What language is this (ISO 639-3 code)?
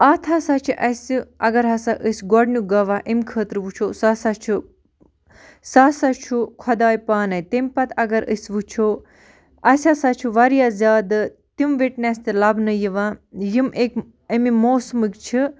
kas